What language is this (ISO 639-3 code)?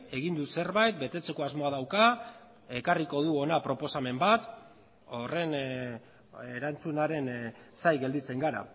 eus